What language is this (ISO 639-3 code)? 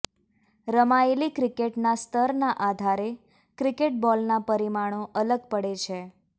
guj